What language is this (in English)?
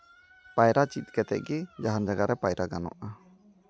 Santali